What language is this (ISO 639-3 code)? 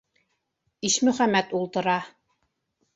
bak